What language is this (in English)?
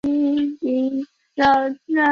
Chinese